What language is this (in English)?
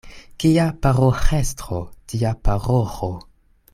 Esperanto